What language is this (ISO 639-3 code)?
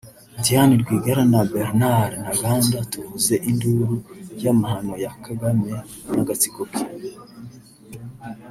kin